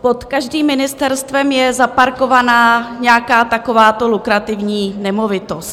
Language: Czech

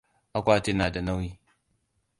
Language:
Hausa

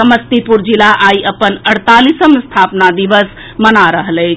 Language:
Maithili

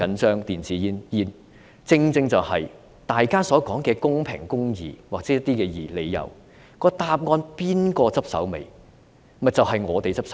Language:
Cantonese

